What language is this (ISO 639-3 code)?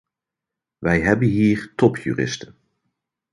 nld